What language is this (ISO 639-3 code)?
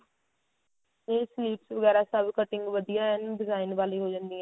pan